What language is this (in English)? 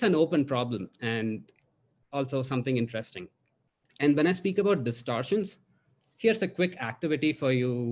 English